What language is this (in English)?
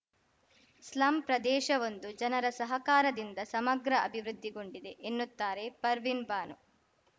Kannada